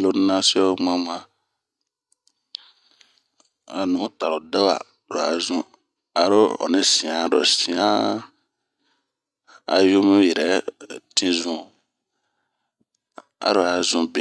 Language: Bomu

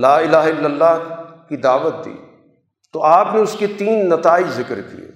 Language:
Urdu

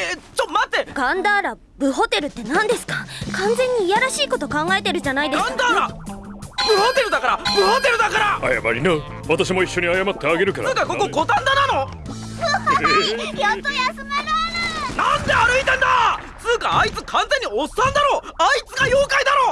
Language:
Japanese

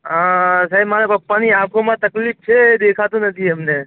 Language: Gujarati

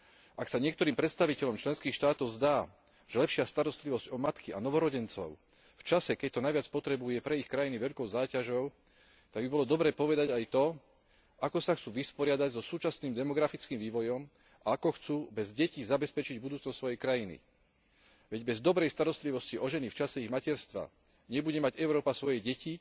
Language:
Slovak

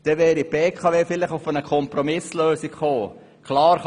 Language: Swiss German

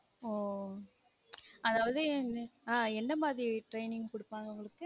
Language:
Tamil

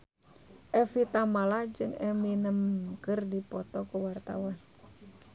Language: Sundanese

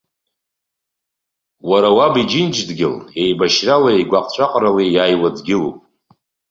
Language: Abkhazian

